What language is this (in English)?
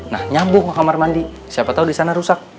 Indonesian